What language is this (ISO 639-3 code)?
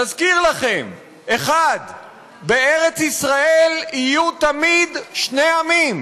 heb